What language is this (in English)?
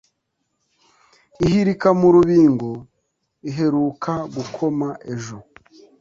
Kinyarwanda